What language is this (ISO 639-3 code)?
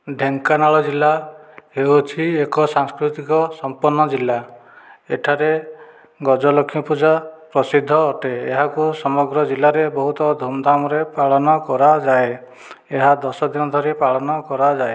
ori